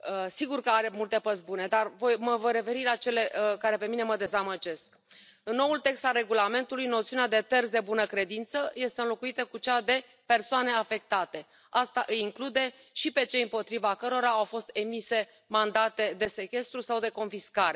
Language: Romanian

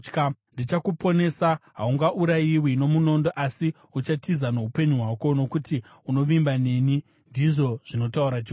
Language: Shona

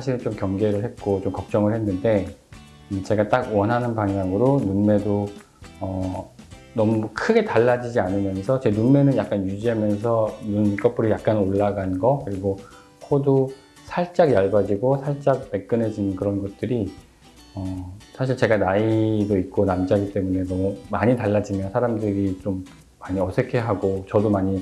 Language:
Korean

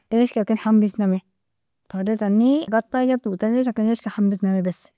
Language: Nobiin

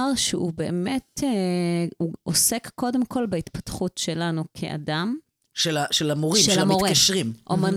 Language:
Hebrew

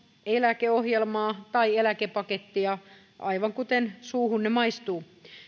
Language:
Finnish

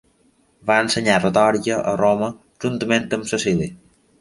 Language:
Catalan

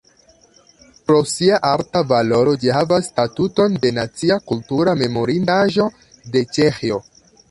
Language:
Esperanto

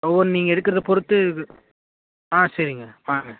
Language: Tamil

